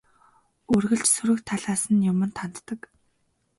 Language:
Mongolian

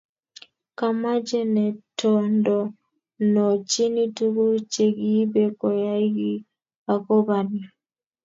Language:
Kalenjin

